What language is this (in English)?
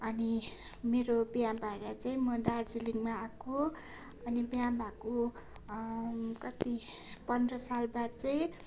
Nepali